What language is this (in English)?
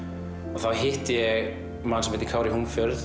Icelandic